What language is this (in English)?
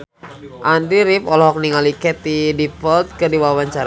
Sundanese